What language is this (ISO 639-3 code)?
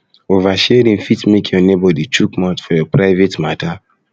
pcm